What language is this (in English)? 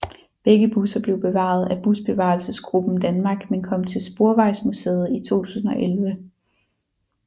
Danish